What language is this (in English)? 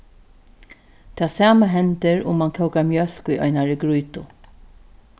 Faroese